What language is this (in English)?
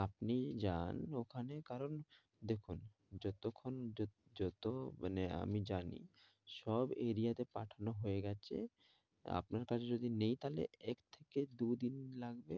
Bangla